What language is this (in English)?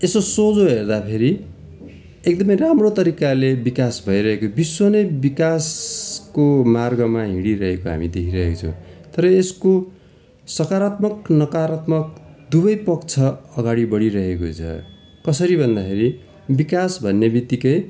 Nepali